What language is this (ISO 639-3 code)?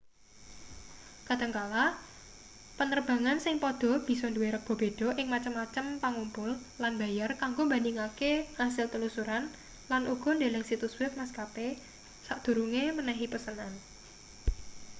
jav